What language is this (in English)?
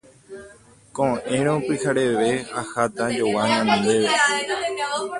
Guarani